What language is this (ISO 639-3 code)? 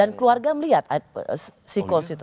ind